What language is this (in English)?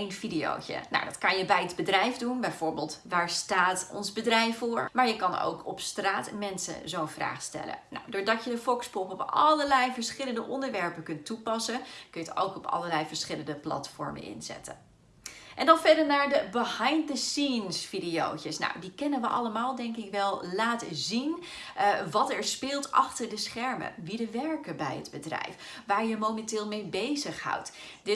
Dutch